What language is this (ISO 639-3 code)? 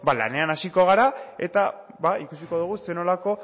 eus